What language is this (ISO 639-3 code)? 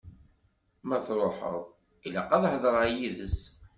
kab